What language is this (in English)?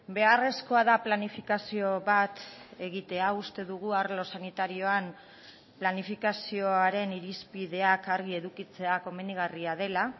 Basque